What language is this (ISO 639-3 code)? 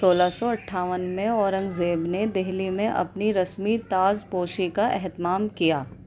urd